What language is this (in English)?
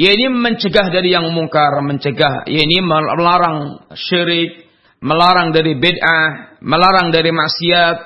Malay